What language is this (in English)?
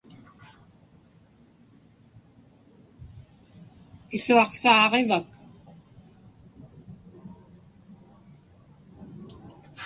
Inupiaq